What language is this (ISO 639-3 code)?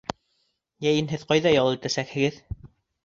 bak